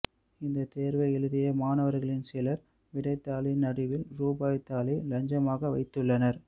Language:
Tamil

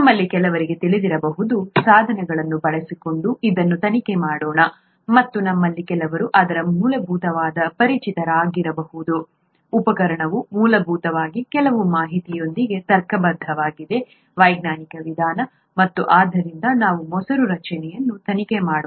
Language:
Kannada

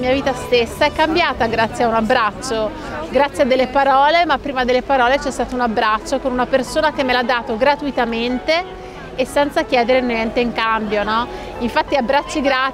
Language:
Italian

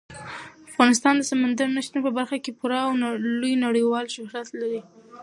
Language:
Pashto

